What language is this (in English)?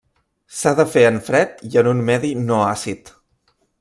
Catalan